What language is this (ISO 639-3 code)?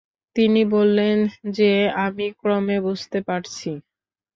ben